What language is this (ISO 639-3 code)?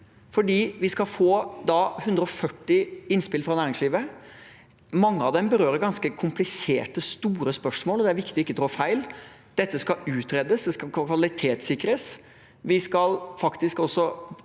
nor